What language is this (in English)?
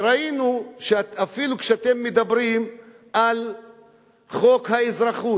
Hebrew